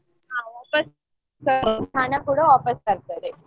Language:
Kannada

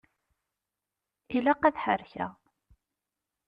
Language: Kabyle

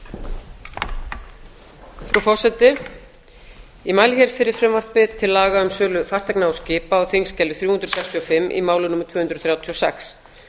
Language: Icelandic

